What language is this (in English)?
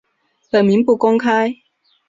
Chinese